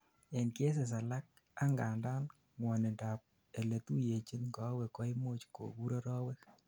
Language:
Kalenjin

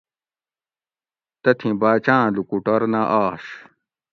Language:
Gawri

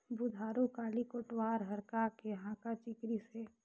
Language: Chhattisgarhi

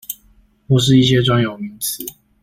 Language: Chinese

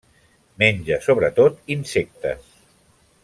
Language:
Catalan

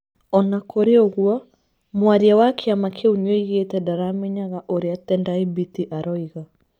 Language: Kikuyu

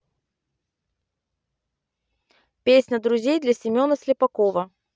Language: Russian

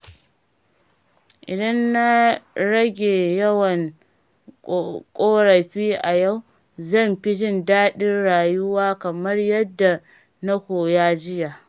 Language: Hausa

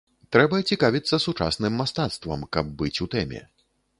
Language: Belarusian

